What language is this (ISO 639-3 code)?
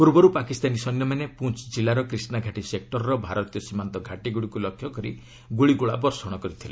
ori